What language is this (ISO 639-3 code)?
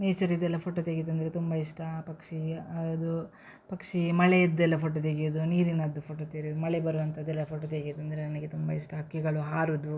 kan